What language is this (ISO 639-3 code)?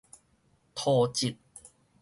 nan